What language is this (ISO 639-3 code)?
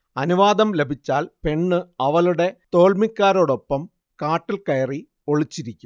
mal